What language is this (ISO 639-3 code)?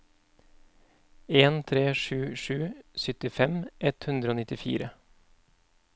nor